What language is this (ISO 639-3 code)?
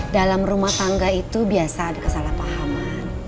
ind